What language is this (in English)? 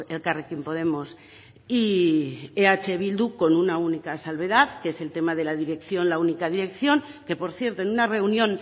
Spanish